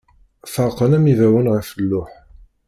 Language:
Kabyle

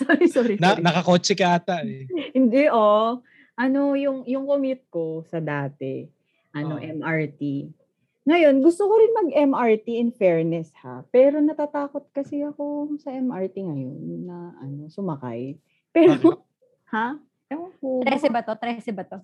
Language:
Filipino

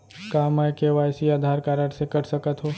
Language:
Chhattisgarhi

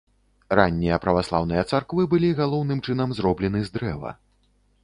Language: Belarusian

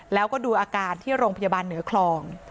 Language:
Thai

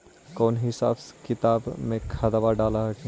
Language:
Magahi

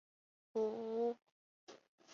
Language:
Chinese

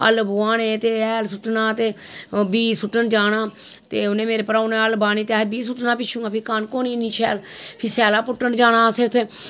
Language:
Dogri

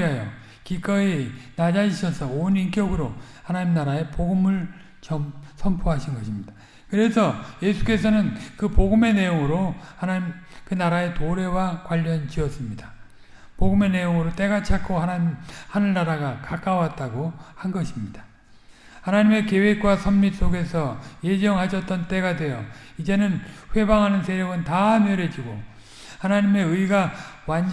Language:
Korean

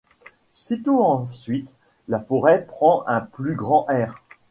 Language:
French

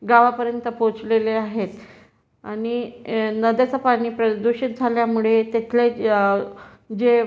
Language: Marathi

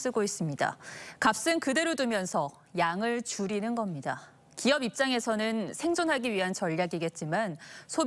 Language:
Korean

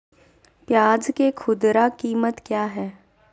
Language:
Magahi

